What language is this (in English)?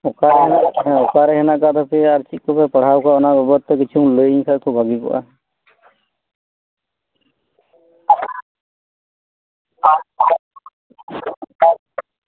Santali